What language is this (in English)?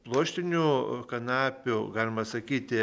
Lithuanian